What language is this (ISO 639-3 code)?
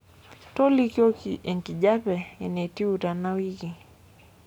mas